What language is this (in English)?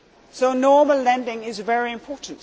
English